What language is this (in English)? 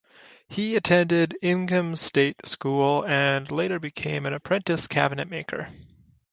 English